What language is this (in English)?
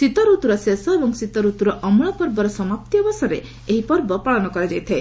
Odia